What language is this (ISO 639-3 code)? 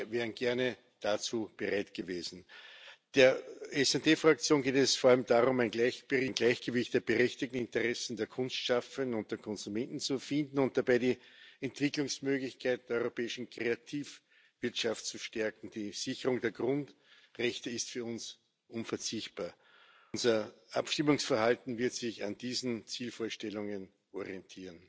deu